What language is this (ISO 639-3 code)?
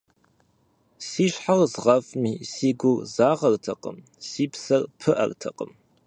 kbd